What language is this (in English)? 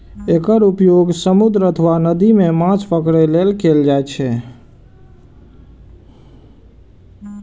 Maithili